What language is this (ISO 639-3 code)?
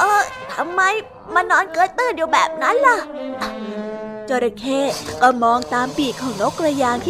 tha